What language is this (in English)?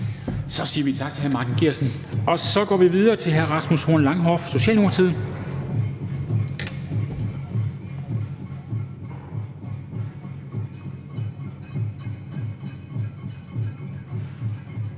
Danish